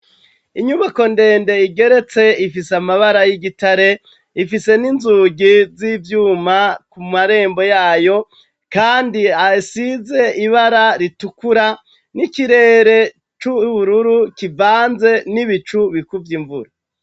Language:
Rundi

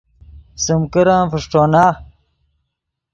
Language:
Yidgha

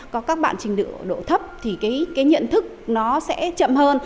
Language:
Vietnamese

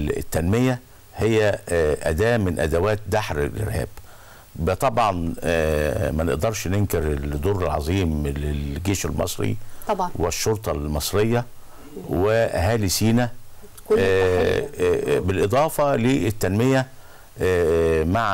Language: Arabic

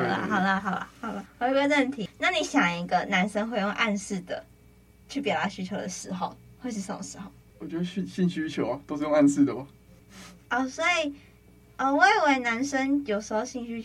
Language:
Chinese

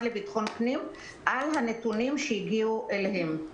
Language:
Hebrew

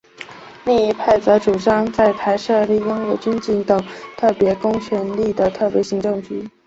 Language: Chinese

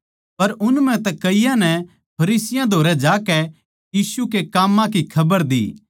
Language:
Haryanvi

